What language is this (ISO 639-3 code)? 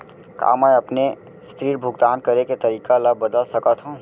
hne